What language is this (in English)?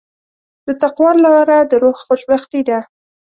Pashto